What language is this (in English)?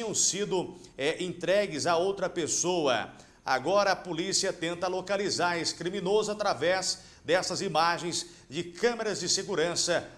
Portuguese